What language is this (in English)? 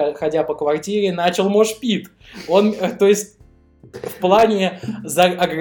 Russian